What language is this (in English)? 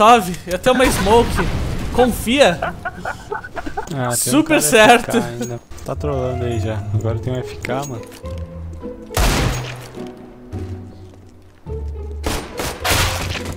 Portuguese